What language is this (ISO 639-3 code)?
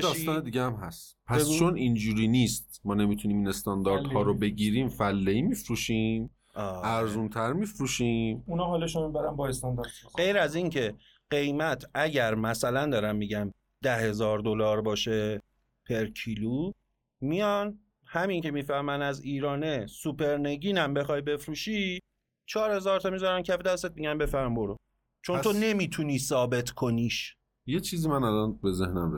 fas